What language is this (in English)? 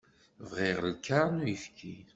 Kabyle